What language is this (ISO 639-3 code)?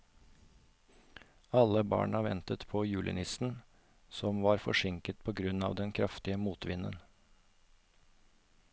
nor